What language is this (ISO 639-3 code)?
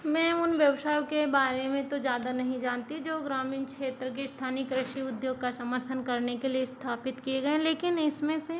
hin